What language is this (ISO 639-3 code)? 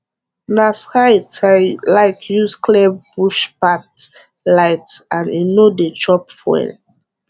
pcm